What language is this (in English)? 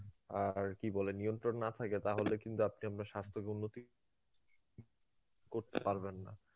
Bangla